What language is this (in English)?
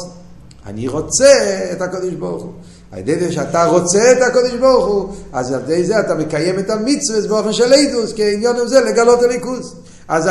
Hebrew